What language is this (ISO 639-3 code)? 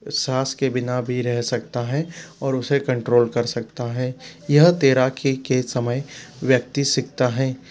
hin